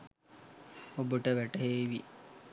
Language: Sinhala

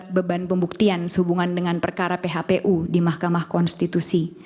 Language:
Indonesian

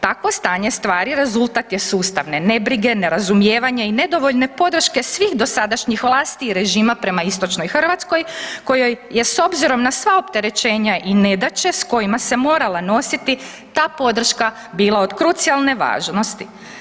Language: Croatian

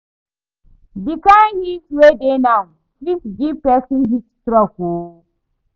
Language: Nigerian Pidgin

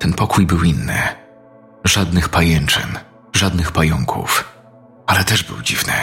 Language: Polish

